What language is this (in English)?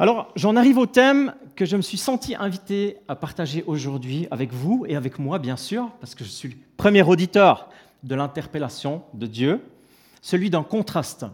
French